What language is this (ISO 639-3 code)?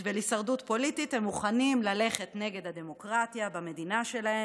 heb